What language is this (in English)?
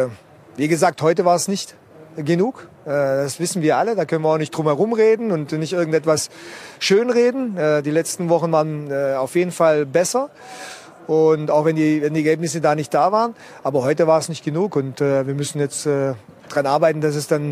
German